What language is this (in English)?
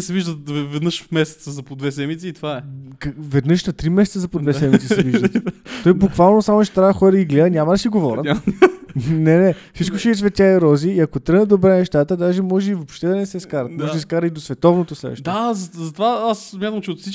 Bulgarian